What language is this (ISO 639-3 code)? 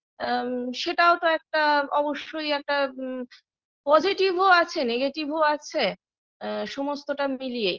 ben